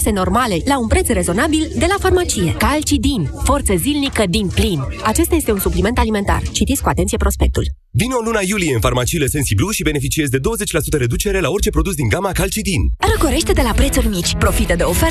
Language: Romanian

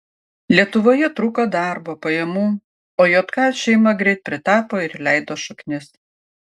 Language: Lithuanian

